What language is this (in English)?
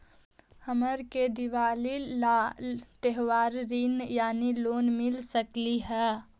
Magahi